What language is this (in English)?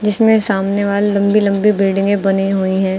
Hindi